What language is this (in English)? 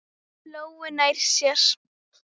Icelandic